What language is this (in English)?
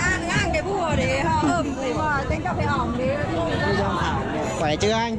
Vietnamese